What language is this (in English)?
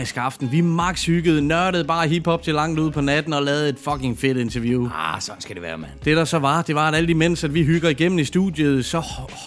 Danish